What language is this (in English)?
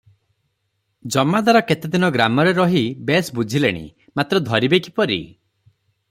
Odia